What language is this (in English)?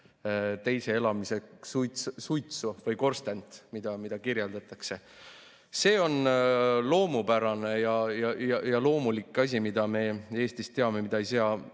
Estonian